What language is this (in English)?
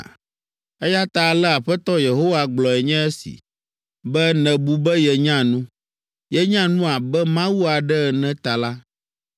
Ewe